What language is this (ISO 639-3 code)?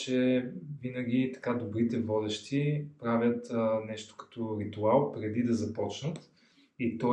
bul